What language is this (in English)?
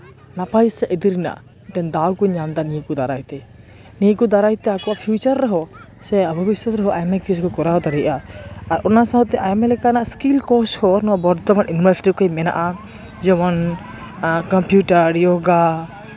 Santali